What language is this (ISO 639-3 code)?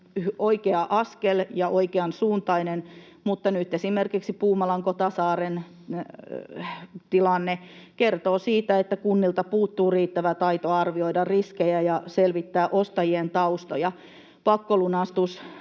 fin